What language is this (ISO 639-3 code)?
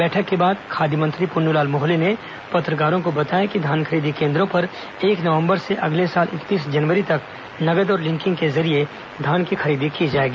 hin